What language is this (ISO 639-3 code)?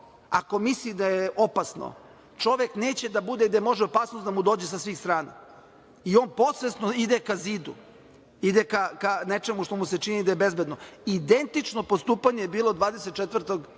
srp